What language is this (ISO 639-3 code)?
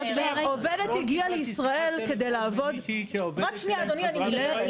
heb